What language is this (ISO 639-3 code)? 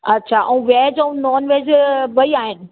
snd